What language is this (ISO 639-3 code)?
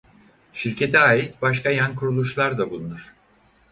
tur